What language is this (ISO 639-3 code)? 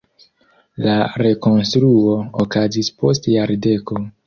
epo